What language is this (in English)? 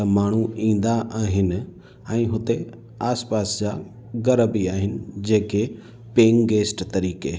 Sindhi